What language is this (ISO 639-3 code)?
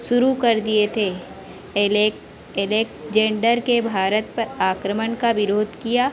hin